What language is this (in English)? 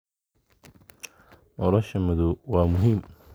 Somali